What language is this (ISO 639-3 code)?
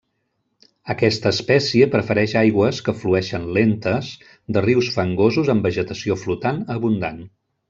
cat